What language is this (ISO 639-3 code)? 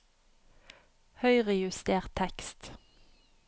nor